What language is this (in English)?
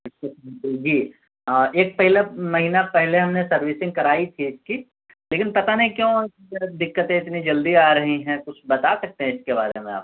Urdu